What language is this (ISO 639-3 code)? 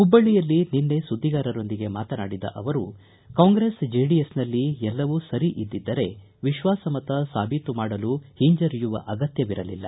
kan